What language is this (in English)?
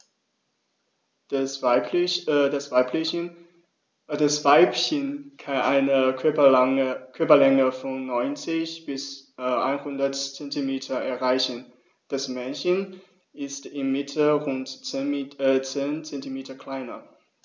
German